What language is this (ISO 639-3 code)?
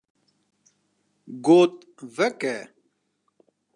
kur